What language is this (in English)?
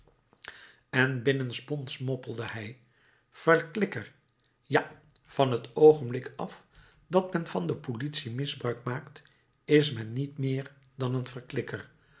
Dutch